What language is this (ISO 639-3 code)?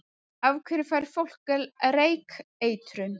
isl